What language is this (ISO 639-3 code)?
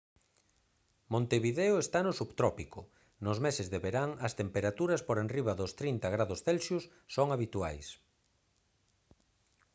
glg